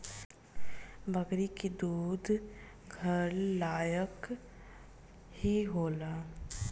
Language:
Bhojpuri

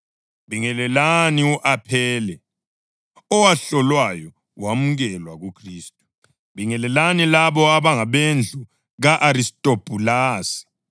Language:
North Ndebele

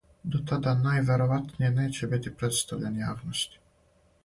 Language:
Serbian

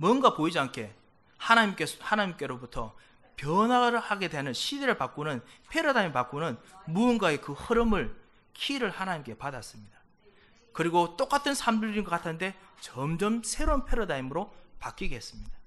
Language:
Korean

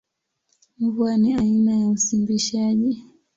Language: Swahili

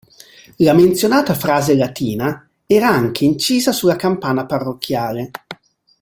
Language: Italian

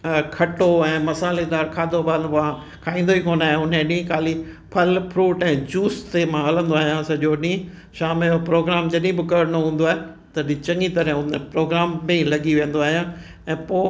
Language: Sindhi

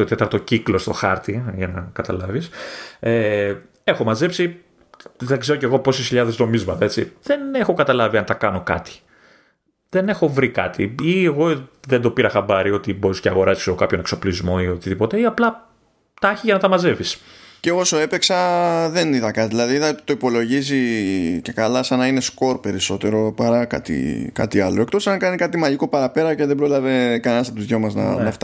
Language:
Greek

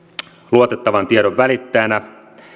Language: Finnish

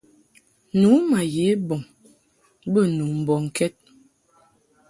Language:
Mungaka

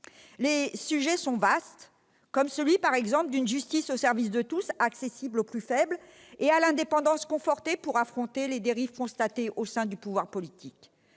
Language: French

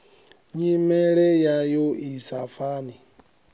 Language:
Venda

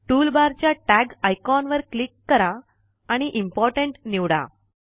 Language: Marathi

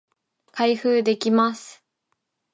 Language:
Japanese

